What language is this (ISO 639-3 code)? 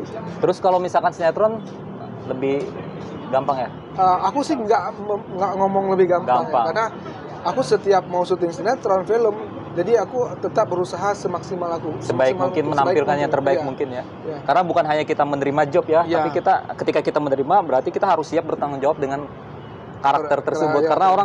ind